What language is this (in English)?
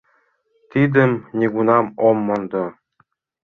Mari